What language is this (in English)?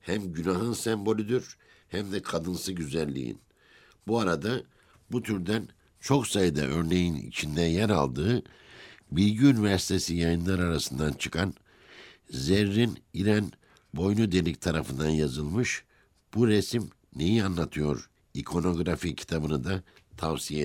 Turkish